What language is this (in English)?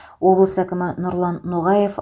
Kazakh